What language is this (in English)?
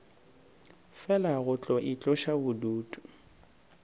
Northern Sotho